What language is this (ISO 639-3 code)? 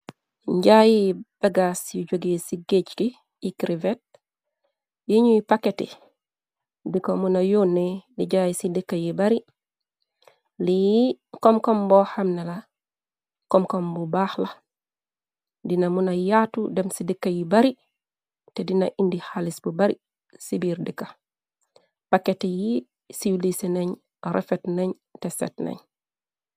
wol